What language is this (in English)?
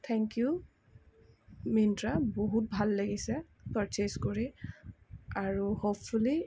Assamese